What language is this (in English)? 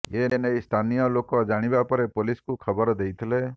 Odia